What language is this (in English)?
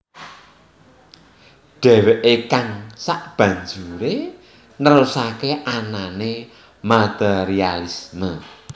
Javanese